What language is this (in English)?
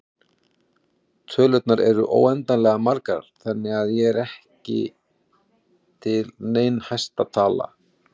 Icelandic